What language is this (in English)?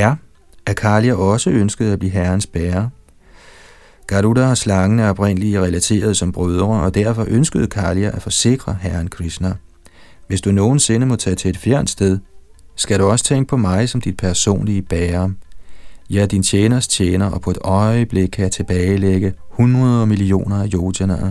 Danish